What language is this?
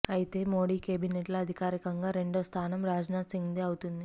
Telugu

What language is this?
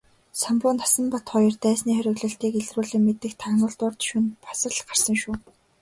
Mongolian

